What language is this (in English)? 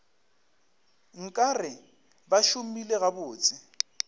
Northern Sotho